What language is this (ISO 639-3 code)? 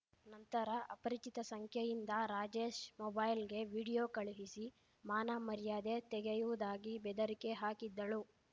kan